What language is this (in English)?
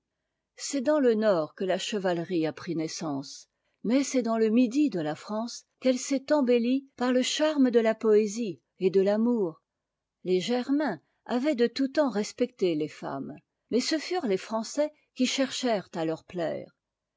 French